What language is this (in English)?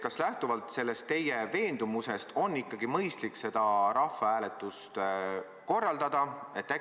Estonian